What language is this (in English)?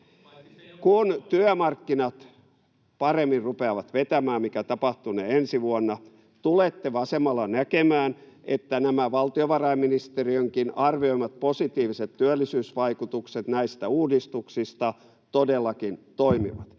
Finnish